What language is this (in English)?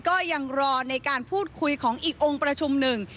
Thai